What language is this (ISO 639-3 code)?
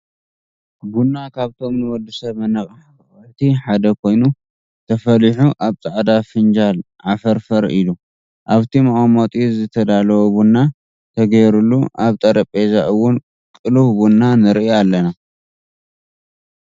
tir